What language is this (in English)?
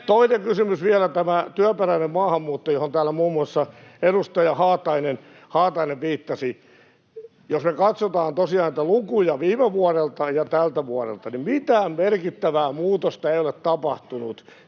Finnish